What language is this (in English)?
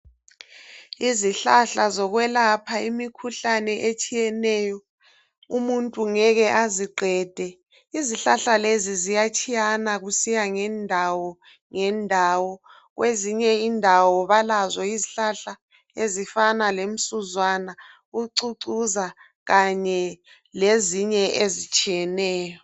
North Ndebele